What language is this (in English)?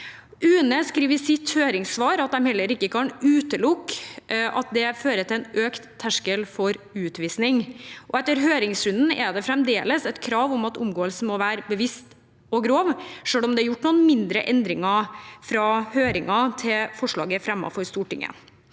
Norwegian